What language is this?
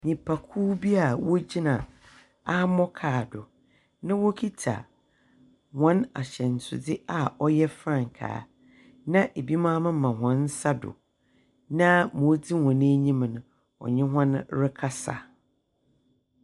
Akan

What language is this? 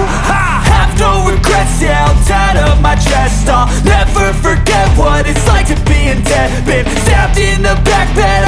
Indonesian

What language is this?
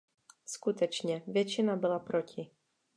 Czech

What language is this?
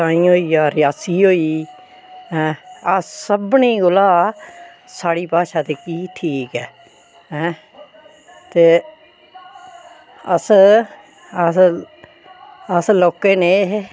Dogri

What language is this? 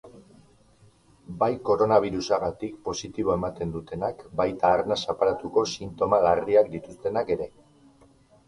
Basque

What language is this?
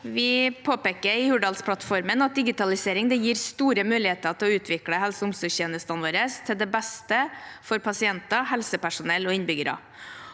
Norwegian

